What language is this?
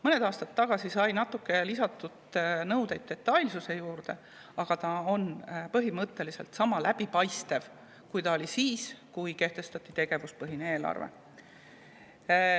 Estonian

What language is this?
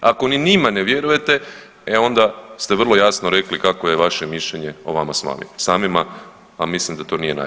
Croatian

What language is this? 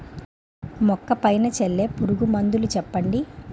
Telugu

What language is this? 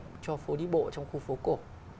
Vietnamese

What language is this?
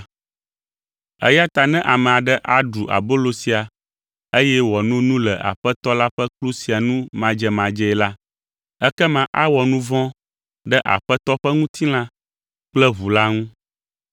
Ewe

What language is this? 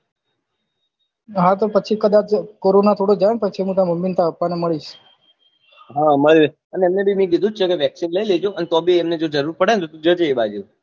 Gujarati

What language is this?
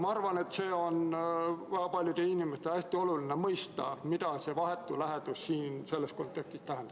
Estonian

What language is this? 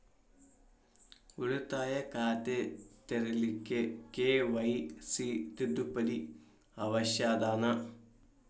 Kannada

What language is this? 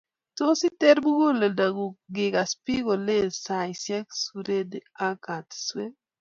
Kalenjin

